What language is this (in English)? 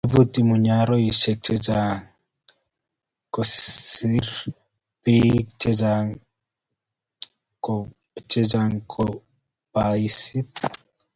Kalenjin